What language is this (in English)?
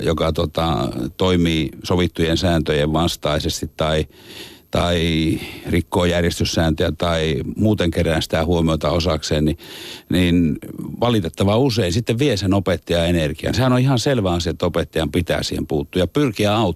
Finnish